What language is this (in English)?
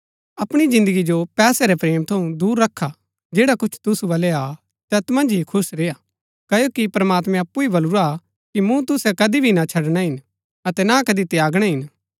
Gaddi